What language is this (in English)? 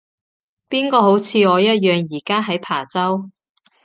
Cantonese